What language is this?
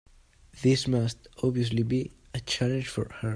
English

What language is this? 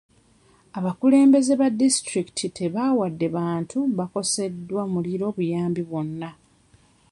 Ganda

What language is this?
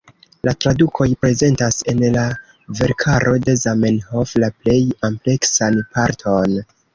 Esperanto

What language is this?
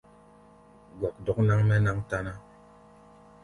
Gbaya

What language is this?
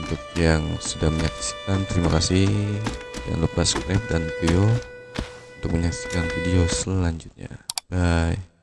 Indonesian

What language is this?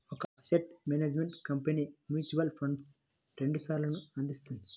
Telugu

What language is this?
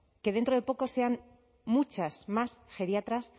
Spanish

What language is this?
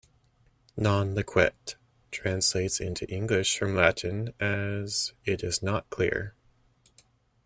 English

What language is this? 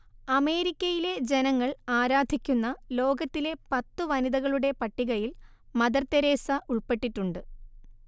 Malayalam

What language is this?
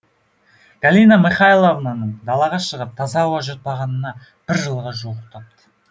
Kazakh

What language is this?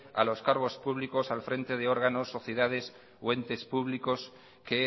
Spanish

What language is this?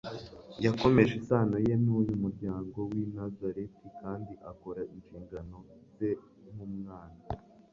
Kinyarwanda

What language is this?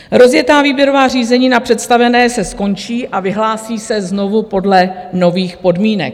Czech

